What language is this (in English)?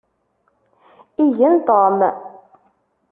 Kabyle